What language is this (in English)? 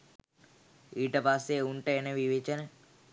Sinhala